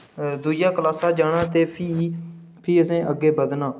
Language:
Dogri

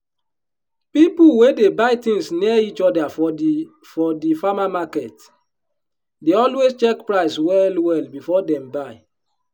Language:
Nigerian Pidgin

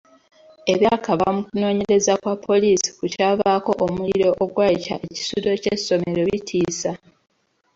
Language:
Ganda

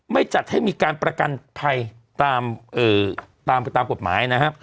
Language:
Thai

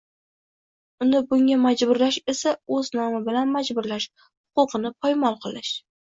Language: Uzbek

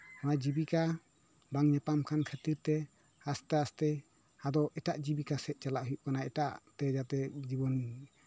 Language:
Santali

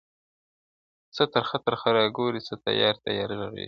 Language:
Pashto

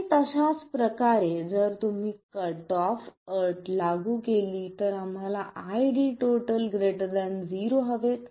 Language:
Marathi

